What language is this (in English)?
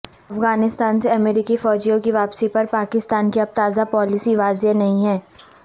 Urdu